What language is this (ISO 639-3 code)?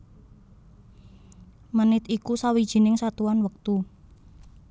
jav